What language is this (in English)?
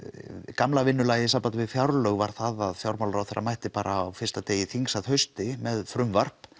Icelandic